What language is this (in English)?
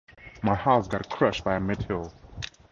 English